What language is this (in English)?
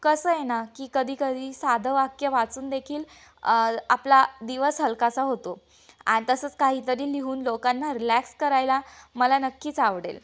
Marathi